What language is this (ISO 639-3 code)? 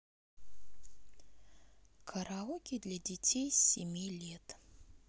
rus